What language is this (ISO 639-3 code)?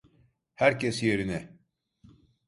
tur